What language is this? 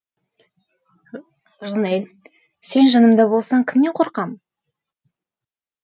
Kazakh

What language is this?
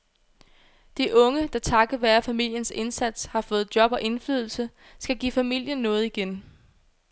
Danish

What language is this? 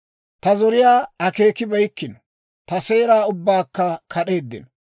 Dawro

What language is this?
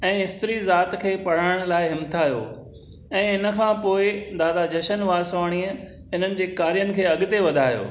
Sindhi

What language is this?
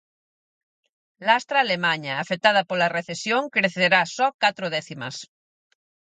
Galician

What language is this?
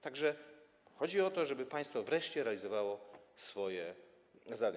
Polish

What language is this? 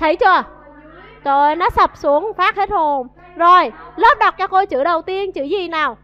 Vietnamese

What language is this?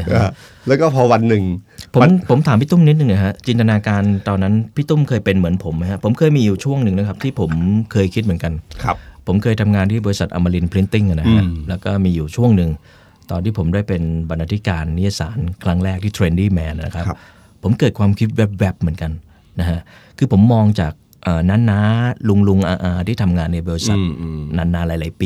Thai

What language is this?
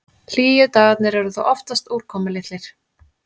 Icelandic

